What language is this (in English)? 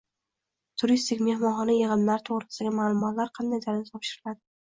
Uzbek